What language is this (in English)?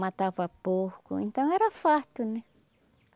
Portuguese